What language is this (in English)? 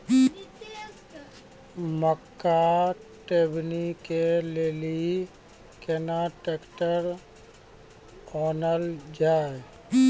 Maithili